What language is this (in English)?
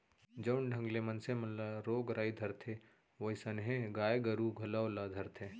Chhattisgarhi